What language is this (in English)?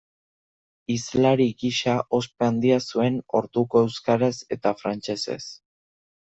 Basque